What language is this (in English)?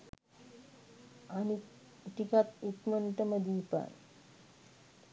Sinhala